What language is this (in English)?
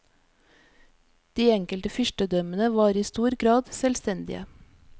Norwegian